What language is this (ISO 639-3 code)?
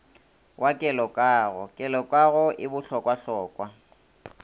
nso